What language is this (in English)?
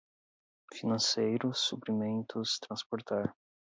Portuguese